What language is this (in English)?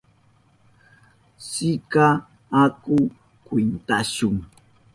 Southern Pastaza Quechua